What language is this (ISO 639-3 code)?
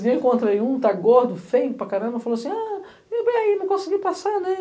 por